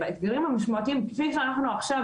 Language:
Hebrew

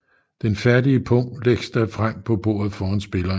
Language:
Danish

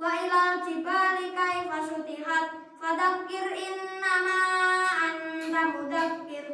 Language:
Indonesian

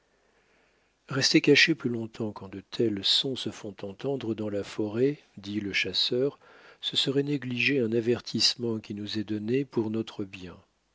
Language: French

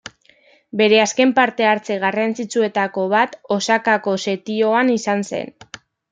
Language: Basque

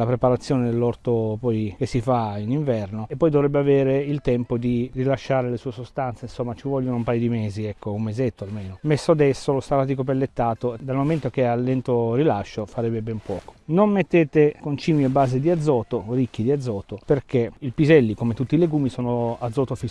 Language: Italian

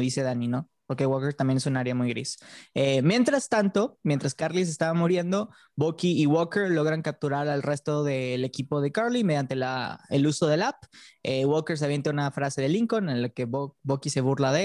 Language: Spanish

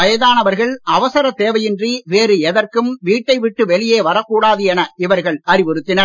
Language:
Tamil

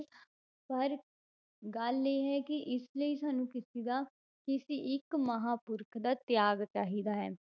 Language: Punjabi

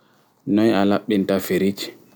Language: Fula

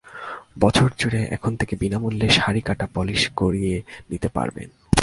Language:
Bangla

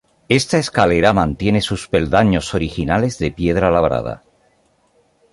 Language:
Spanish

